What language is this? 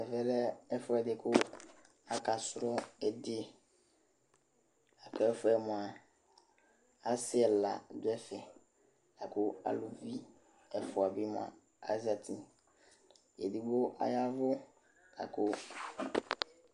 Ikposo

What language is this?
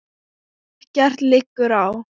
Icelandic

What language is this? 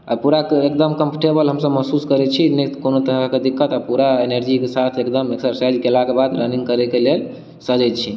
Maithili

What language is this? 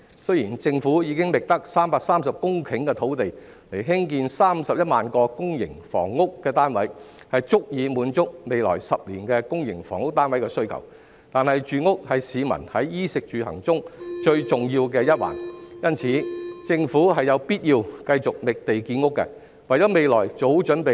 Cantonese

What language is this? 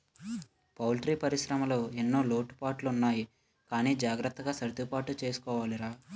Telugu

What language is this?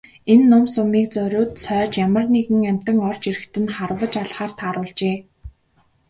Mongolian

